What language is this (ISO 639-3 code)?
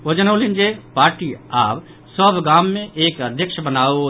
mai